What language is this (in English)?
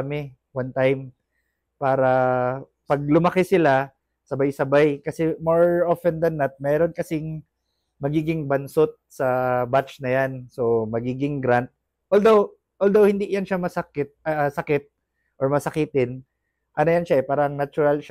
Filipino